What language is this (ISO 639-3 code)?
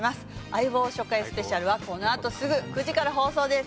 jpn